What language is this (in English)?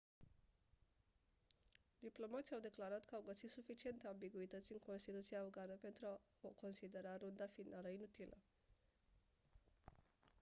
Romanian